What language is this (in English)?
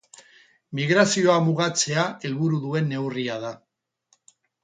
Basque